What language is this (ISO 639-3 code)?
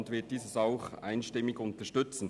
gsw